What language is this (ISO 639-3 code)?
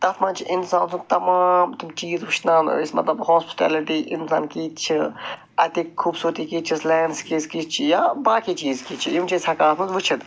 kas